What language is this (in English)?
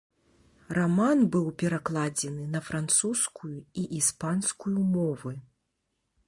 Belarusian